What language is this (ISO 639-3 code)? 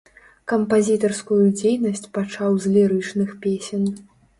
bel